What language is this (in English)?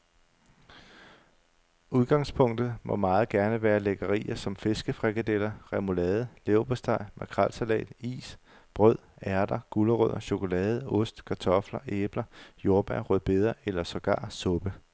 Danish